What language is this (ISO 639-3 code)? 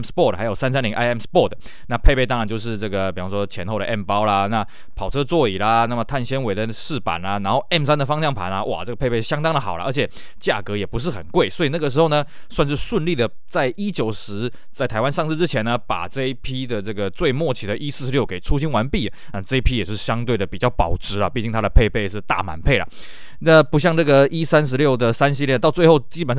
zho